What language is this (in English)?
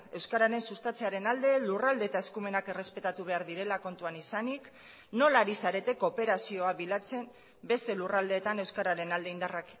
Basque